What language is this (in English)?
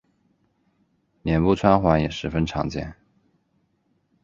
Chinese